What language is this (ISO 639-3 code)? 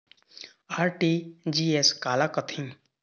hne